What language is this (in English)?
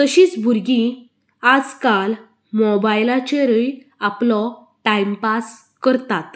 Konkani